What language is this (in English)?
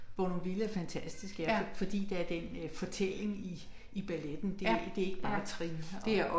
Danish